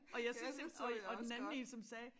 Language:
Danish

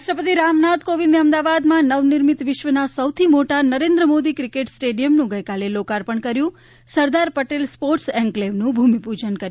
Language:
Gujarati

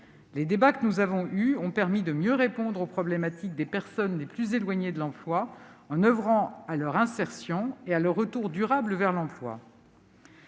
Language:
French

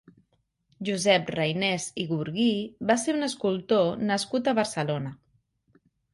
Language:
Catalan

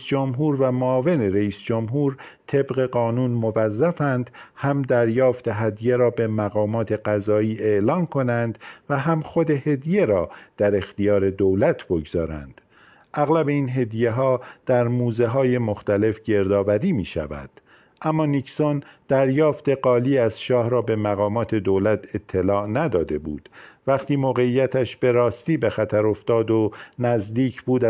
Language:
Persian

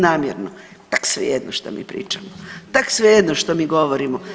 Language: Croatian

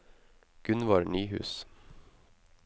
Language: Norwegian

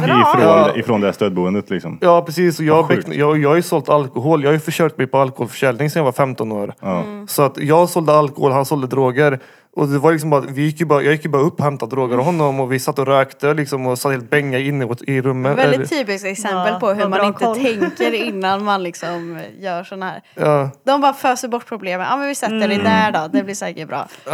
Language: Swedish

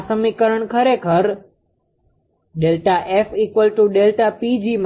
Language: Gujarati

